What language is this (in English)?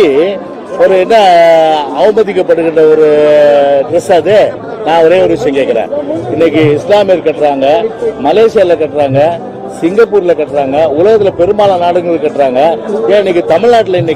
Korean